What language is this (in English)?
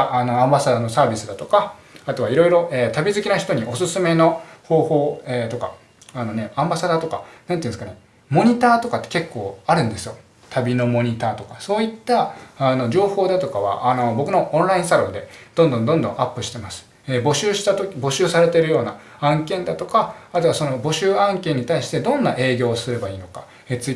Japanese